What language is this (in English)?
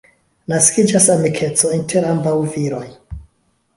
Esperanto